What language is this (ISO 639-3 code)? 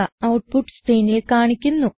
mal